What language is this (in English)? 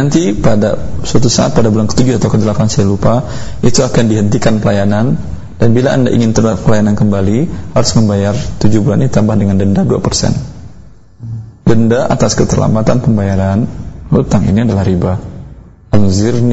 Indonesian